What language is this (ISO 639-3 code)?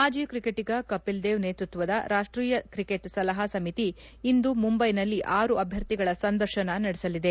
kan